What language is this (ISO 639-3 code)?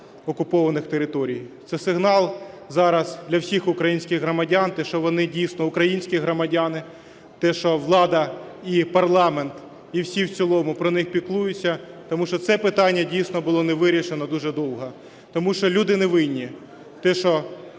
ukr